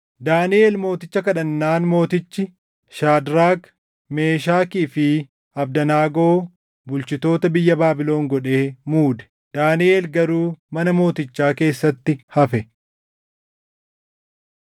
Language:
Oromo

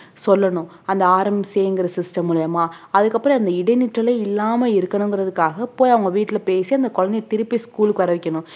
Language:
Tamil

